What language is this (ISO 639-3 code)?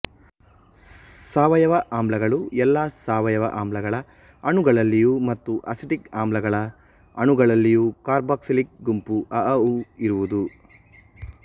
kan